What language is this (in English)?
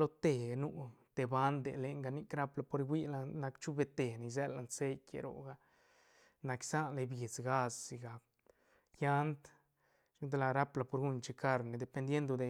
Santa Catarina Albarradas Zapotec